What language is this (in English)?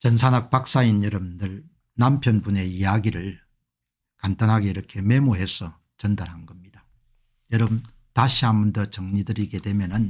Korean